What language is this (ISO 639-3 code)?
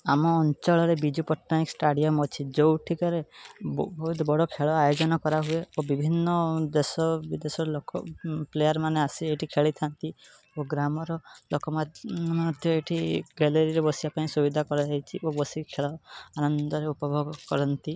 ori